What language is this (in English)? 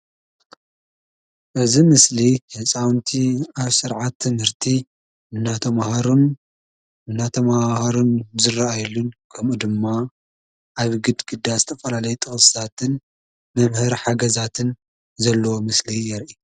Tigrinya